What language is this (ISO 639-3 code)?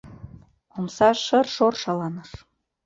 chm